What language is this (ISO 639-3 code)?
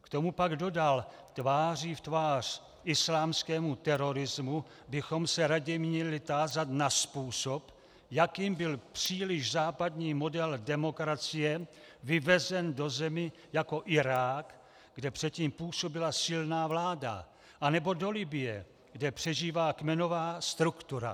ces